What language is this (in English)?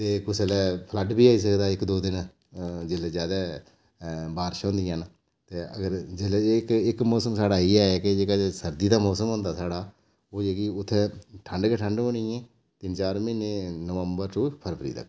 Dogri